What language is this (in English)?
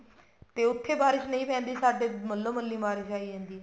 Punjabi